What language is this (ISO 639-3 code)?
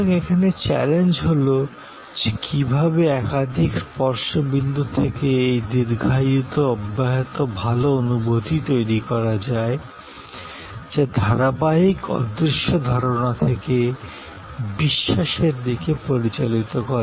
ben